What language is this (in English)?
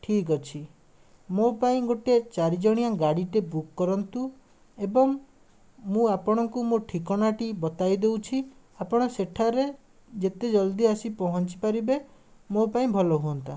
Odia